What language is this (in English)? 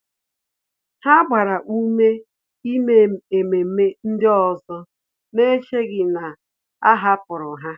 Igbo